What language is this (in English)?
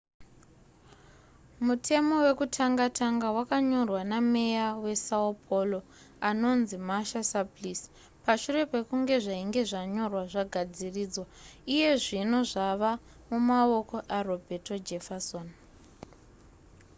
Shona